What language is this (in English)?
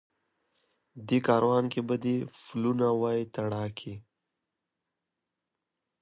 Pashto